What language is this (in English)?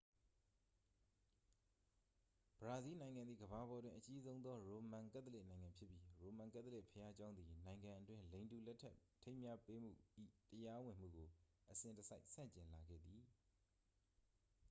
Burmese